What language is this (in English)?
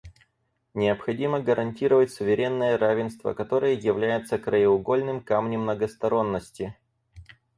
Russian